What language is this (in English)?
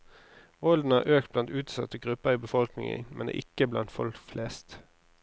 Norwegian